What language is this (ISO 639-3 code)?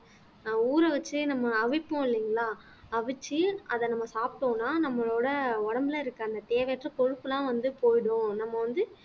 tam